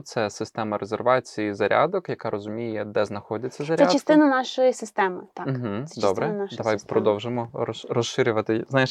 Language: Ukrainian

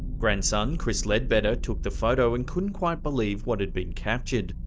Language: English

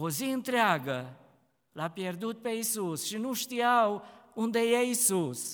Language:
Romanian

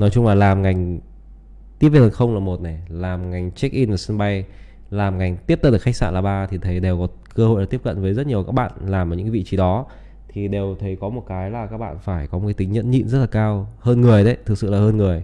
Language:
Vietnamese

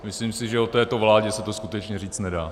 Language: Czech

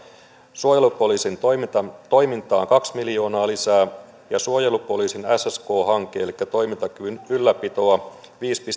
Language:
Finnish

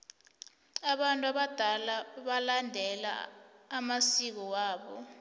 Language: South Ndebele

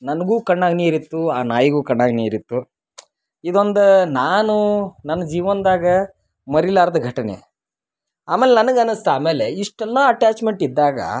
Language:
Kannada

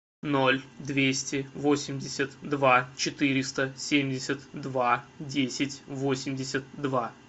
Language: Russian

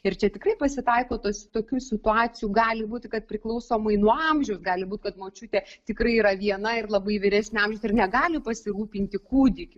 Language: Lithuanian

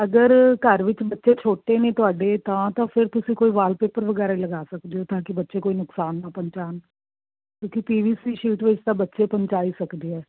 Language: Punjabi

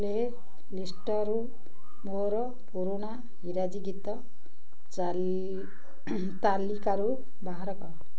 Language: Odia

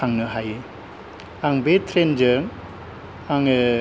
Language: Bodo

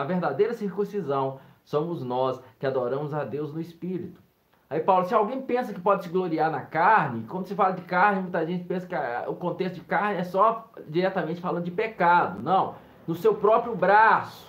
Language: Portuguese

